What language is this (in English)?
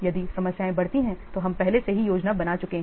Hindi